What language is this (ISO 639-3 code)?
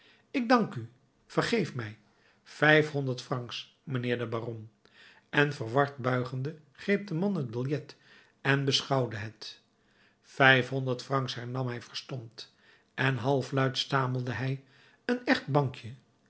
nld